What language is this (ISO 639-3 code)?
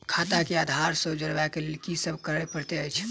mai